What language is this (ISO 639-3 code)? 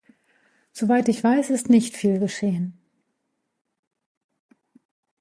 deu